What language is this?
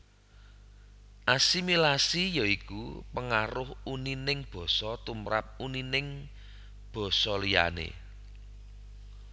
Javanese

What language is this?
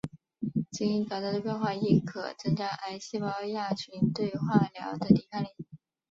Chinese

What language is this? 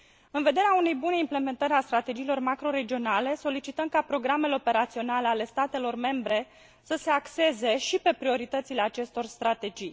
Romanian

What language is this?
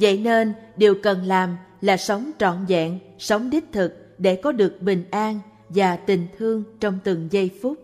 Vietnamese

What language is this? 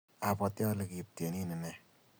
Kalenjin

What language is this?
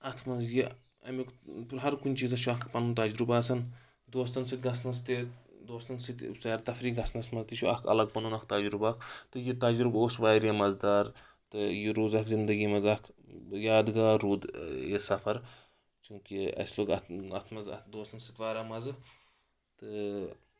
Kashmiri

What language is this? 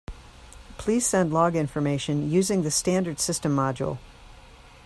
English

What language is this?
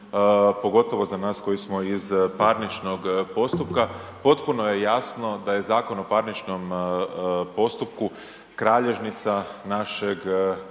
Croatian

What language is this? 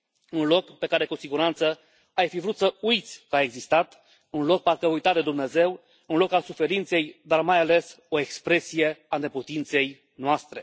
Romanian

